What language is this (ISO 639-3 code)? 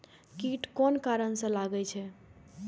mai